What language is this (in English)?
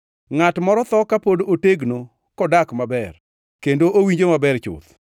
Luo (Kenya and Tanzania)